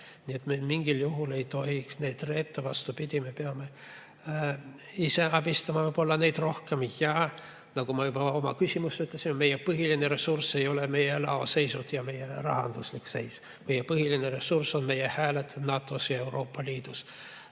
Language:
Estonian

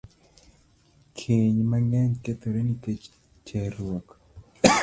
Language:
Luo (Kenya and Tanzania)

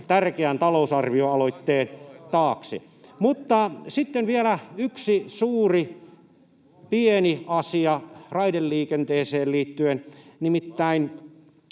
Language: Finnish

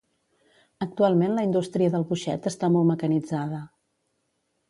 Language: Catalan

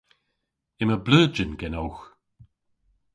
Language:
Cornish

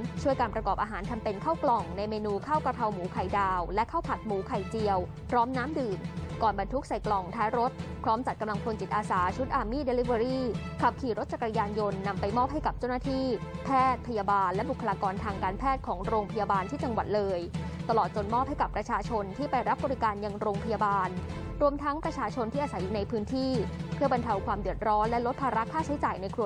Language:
Thai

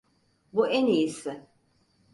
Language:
Turkish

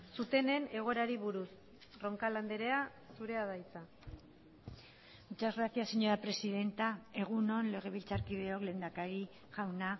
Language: Basque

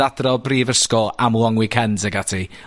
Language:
Welsh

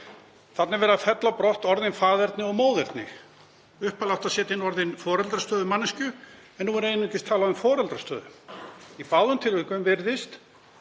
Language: Icelandic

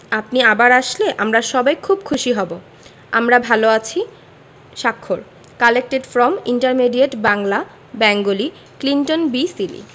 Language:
Bangla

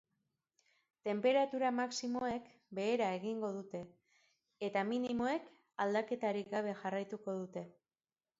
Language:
Basque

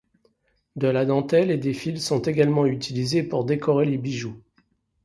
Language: French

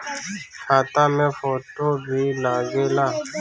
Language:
Bhojpuri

